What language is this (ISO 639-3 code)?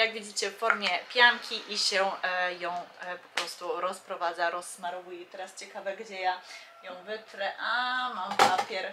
pol